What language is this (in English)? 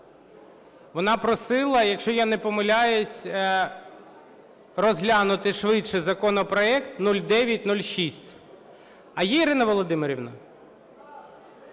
Ukrainian